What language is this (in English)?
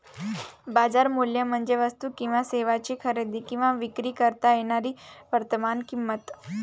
Marathi